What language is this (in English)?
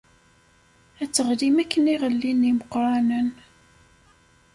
Kabyle